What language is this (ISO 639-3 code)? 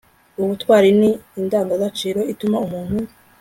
kin